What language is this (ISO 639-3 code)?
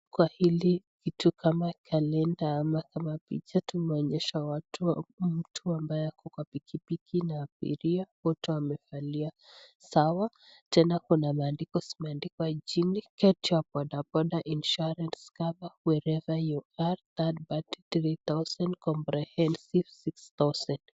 swa